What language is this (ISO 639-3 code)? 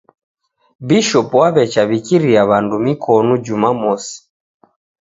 dav